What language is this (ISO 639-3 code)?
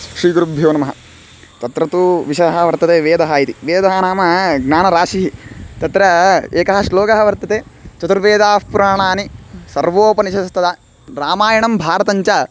san